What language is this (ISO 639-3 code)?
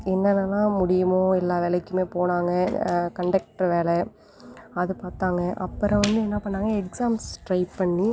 tam